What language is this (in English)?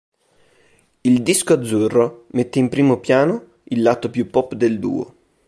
Italian